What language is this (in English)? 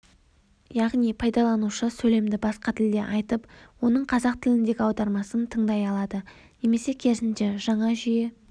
Kazakh